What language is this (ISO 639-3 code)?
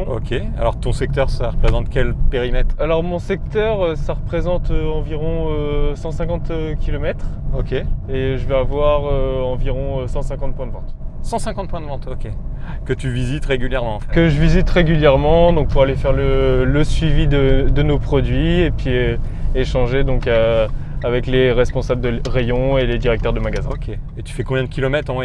fra